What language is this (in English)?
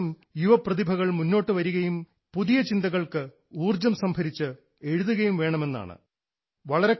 Malayalam